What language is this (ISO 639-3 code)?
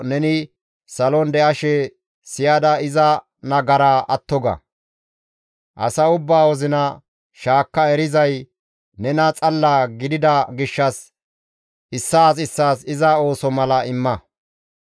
gmv